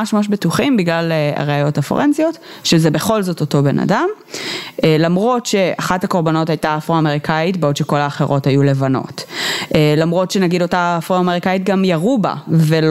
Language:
Hebrew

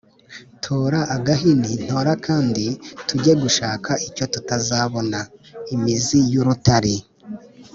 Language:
Kinyarwanda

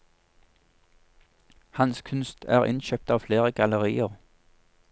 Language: Norwegian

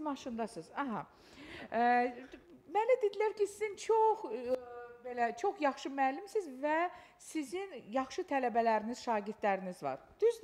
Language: Turkish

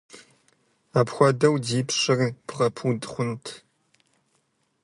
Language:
Kabardian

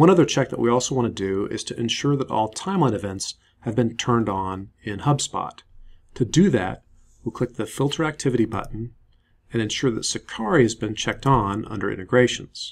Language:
English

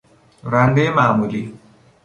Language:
Persian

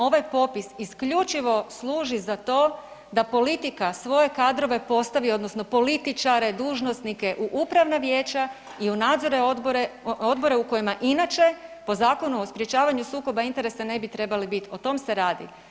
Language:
Croatian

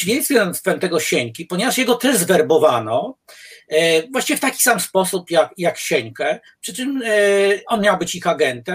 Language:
Polish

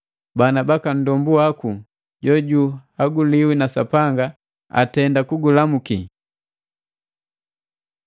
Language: Matengo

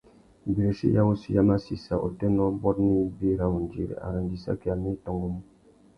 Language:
Tuki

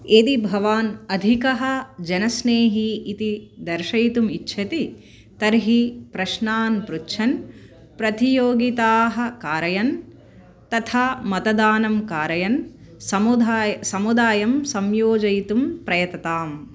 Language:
Sanskrit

